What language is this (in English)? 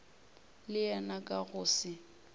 Northern Sotho